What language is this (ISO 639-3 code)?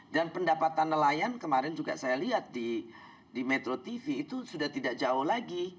ind